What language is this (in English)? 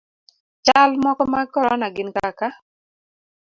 Luo (Kenya and Tanzania)